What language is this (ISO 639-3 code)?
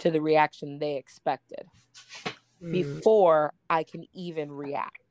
eng